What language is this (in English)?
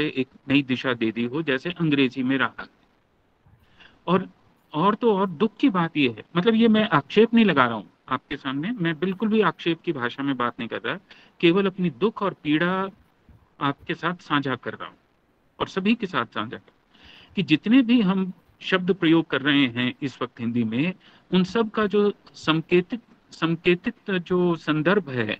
Hindi